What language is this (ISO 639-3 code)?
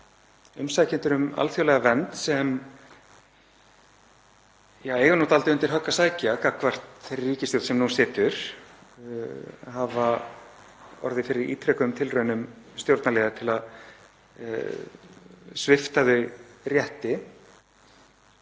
isl